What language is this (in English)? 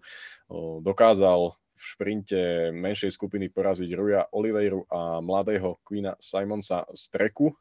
Slovak